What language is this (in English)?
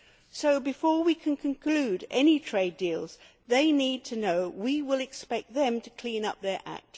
English